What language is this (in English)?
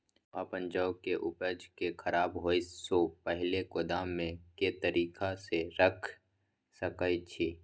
Maithili